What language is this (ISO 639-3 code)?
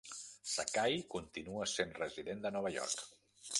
cat